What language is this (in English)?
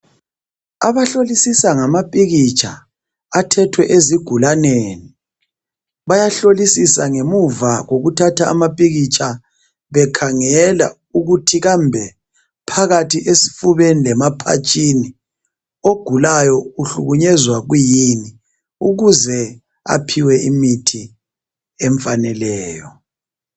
North Ndebele